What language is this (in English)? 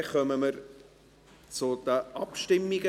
Swiss German